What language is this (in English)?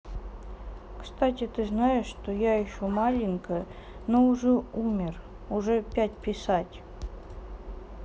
Russian